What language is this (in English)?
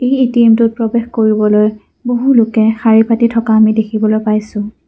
Assamese